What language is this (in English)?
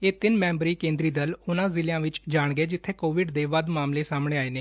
Punjabi